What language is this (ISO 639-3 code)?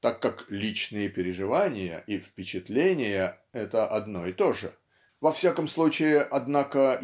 rus